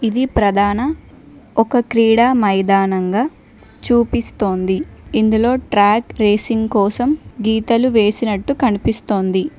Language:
Telugu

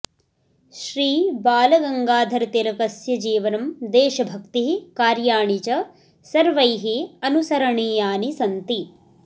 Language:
Sanskrit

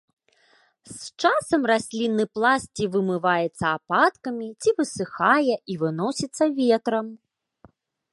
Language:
Belarusian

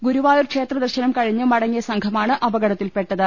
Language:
Malayalam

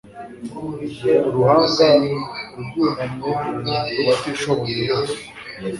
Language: Kinyarwanda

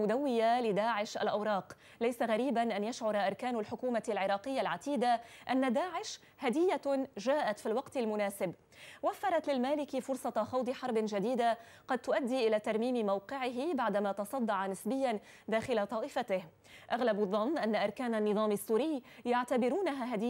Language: Arabic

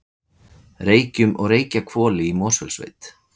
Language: Icelandic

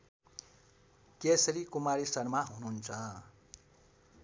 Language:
Nepali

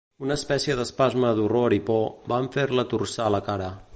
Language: Catalan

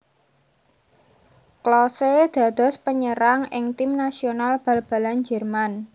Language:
Javanese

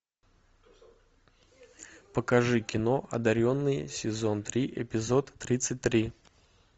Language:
Russian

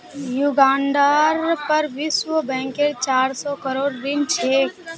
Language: Magahi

